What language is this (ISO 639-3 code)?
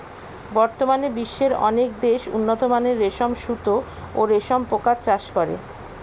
ben